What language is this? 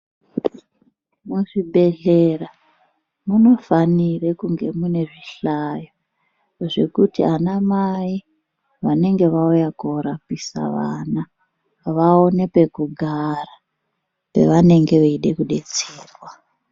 Ndau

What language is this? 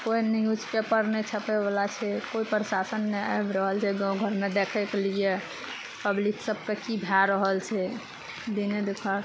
Maithili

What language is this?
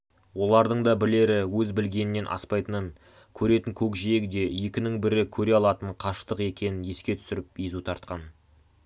Kazakh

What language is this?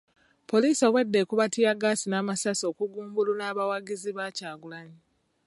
Ganda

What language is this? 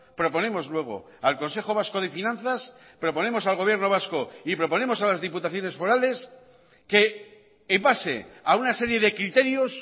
Spanish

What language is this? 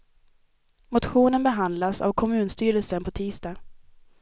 Swedish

